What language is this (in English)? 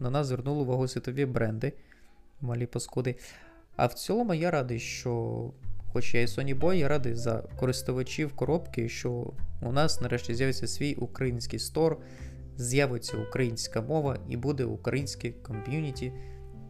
Ukrainian